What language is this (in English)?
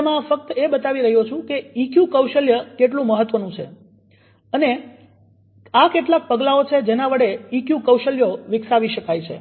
Gujarati